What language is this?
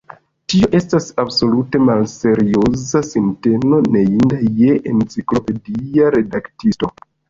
Esperanto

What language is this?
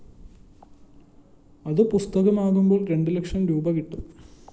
Malayalam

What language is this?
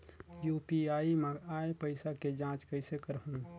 Chhattisgarhi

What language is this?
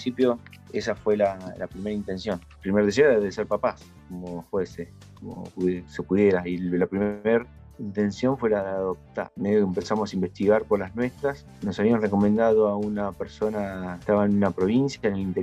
Spanish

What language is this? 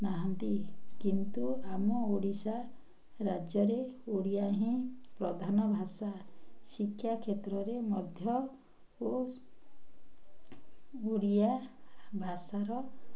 Odia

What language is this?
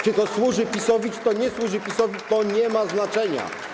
Polish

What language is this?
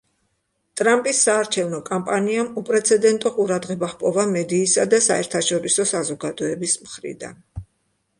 Georgian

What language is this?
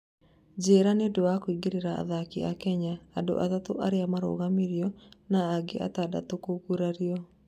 Kikuyu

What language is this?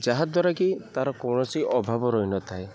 Odia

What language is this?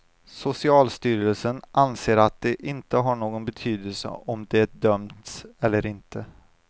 Swedish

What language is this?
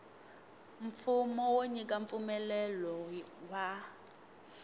Tsonga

